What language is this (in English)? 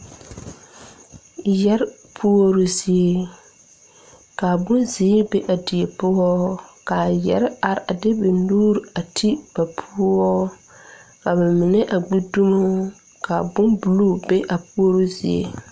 Southern Dagaare